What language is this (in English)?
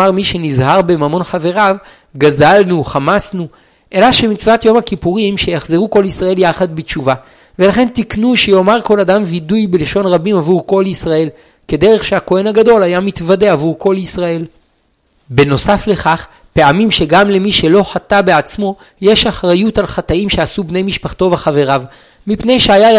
Hebrew